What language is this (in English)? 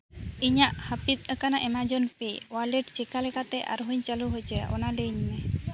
Santali